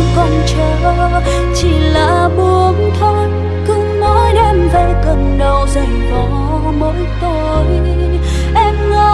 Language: Vietnamese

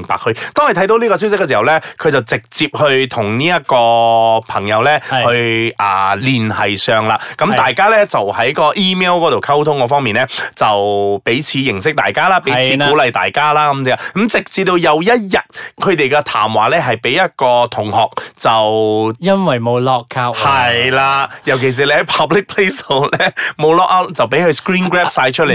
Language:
Chinese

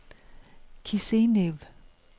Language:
Danish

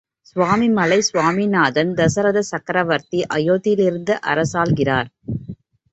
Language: Tamil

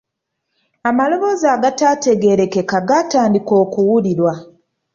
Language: Ganda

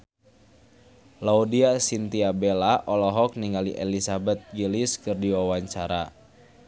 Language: Sundanese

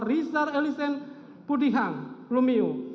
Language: Indonesian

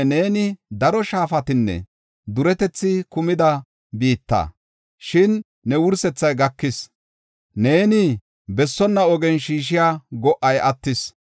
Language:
Gofa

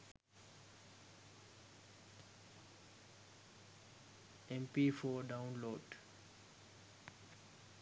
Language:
Sinhala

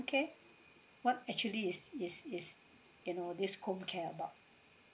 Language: English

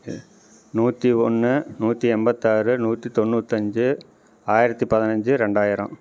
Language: Tamil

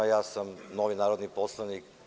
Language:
Serbian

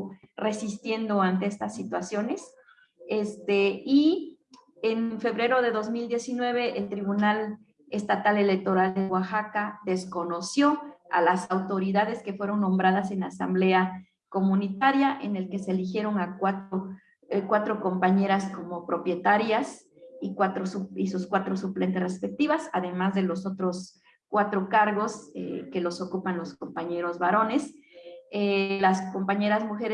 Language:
Spanish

